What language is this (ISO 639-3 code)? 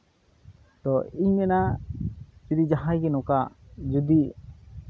sat